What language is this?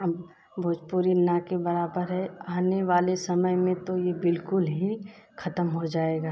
Hindi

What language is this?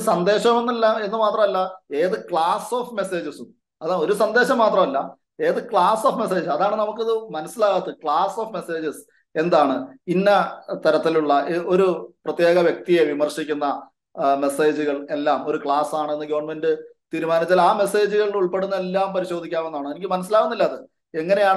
Malayalam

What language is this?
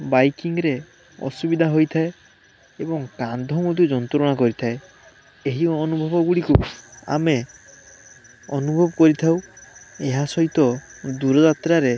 Odia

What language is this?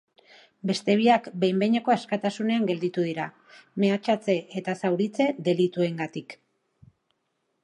Basque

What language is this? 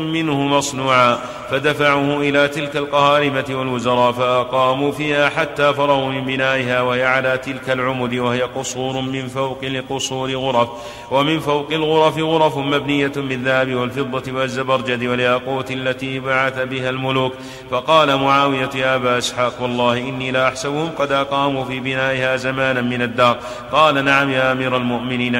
Arabic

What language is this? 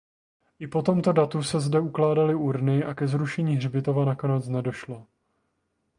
Czech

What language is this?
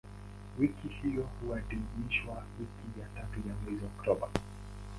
Swahili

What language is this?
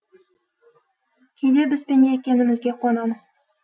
Kazakh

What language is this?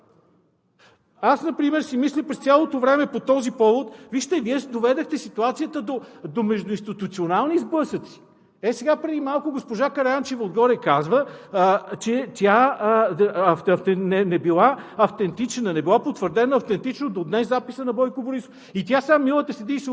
Bulgarian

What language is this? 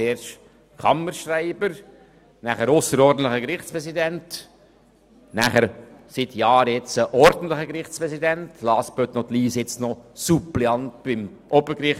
Swiss German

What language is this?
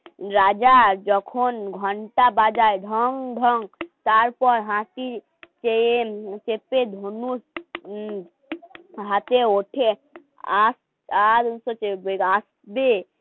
Bangla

